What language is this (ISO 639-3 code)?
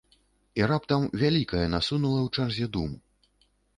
bel